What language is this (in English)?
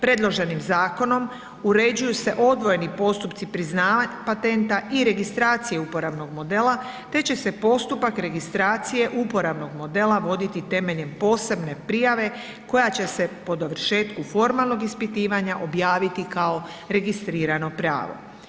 Croatian